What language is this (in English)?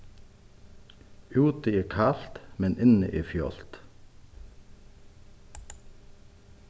Faroese